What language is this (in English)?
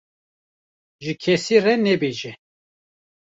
Kurdish